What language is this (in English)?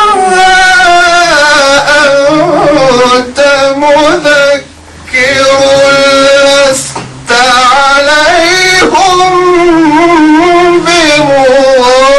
Arabic